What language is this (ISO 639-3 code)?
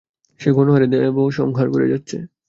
ben